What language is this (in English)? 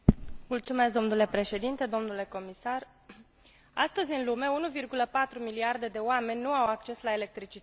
Romanian